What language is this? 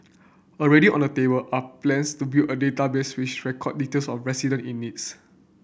English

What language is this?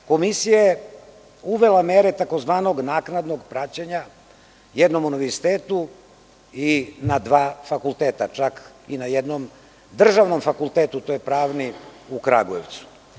Serbian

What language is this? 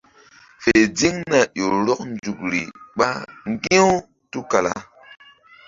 Mbum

